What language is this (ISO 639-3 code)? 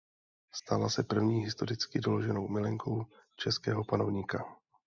ces